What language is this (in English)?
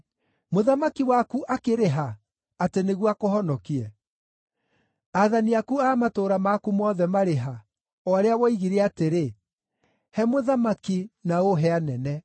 Kikuyu